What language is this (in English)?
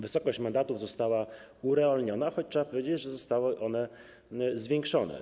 Polish